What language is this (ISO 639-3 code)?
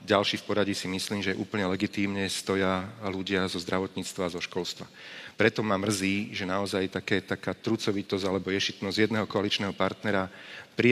slk